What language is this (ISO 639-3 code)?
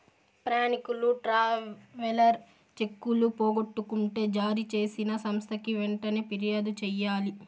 tel